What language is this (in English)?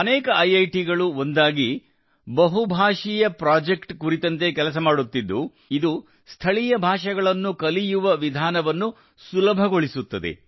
Kannada